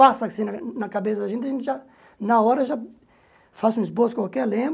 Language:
Portuguese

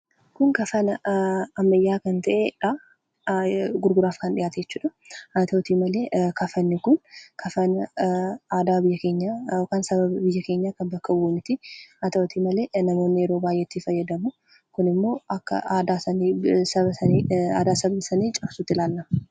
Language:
Oromo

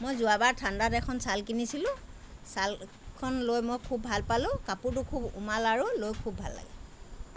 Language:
Assamese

